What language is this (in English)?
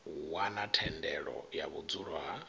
Venda